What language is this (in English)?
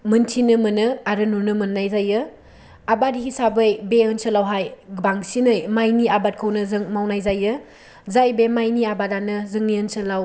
Bodo